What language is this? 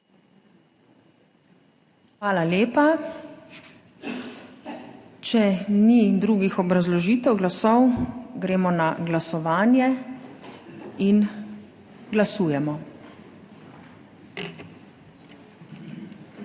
Slovenian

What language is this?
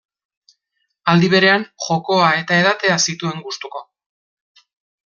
Basque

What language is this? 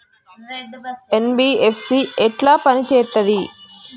Telugu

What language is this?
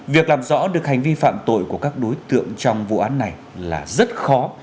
Vietnamese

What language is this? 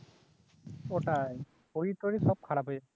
Bangla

